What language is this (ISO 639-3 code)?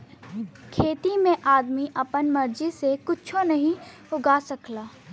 bho